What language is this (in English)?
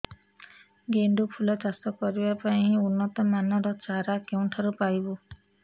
Odia